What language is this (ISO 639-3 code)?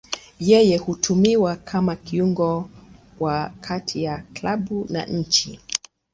swa